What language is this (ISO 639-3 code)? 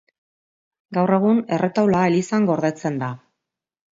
eus